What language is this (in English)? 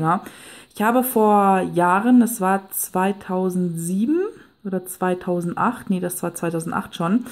German